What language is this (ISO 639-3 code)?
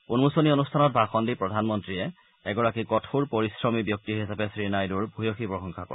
asm